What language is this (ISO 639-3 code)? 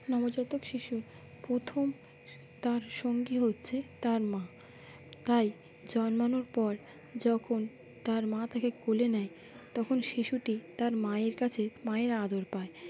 ben